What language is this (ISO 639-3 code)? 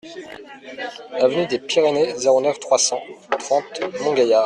fra